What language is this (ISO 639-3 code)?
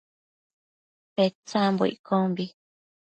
mcf